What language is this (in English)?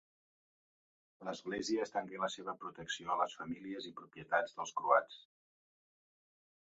Catalan